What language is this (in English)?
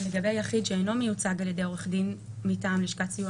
Hebrew